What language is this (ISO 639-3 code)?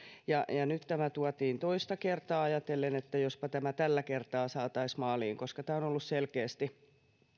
fin